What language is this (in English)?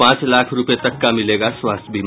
Hindi